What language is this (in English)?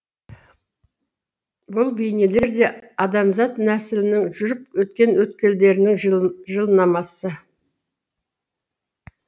Kazakh